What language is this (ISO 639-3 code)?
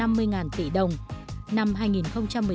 vie